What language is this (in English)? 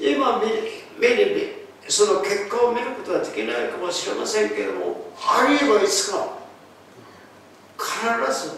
Japanese